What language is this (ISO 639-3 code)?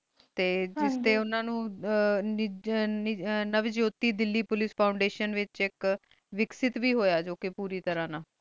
pan